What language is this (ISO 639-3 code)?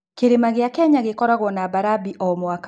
kik